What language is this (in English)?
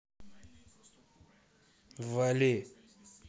Russian